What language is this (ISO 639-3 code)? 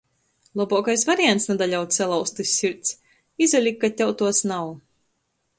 ltg